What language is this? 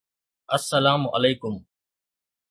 Sindhi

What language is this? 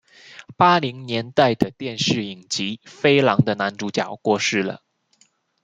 Chinese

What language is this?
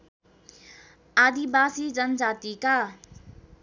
Nepali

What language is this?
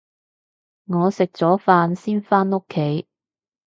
Cantonese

